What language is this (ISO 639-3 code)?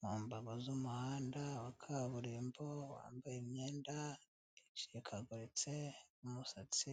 kin